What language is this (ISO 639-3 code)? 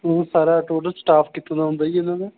pan